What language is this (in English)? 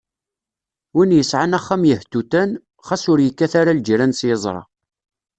Kabyle